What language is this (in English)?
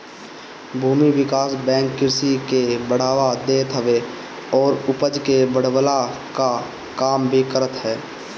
Bhojpuri